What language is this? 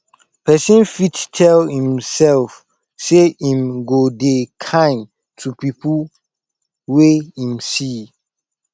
Nigerian Pidgin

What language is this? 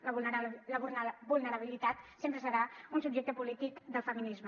Catalan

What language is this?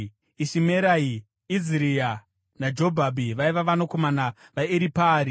Shona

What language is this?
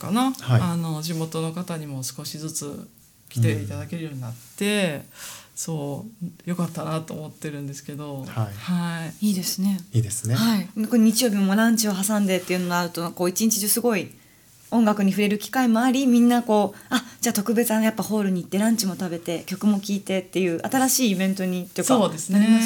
Japanese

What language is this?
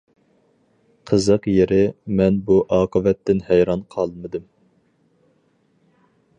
Uyghur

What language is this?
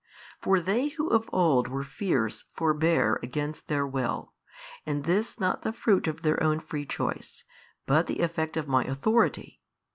English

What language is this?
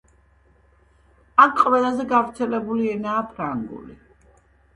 Georgian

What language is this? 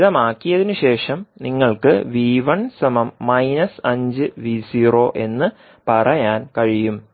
Malayalam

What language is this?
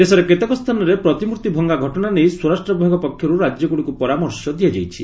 Odia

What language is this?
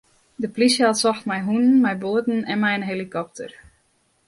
Western Frisian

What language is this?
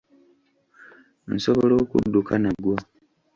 Ganda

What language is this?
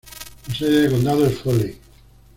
Spanish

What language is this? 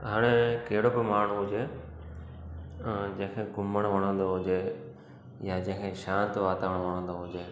Sindhi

